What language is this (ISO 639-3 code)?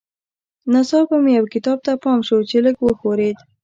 pus